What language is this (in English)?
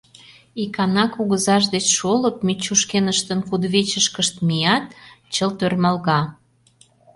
Mari